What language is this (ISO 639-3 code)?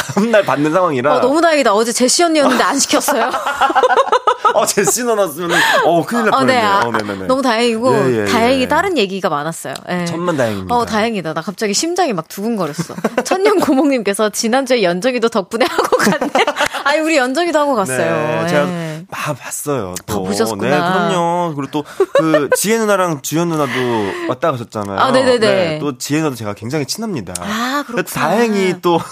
kor